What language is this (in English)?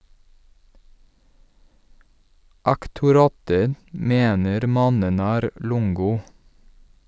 Norwegian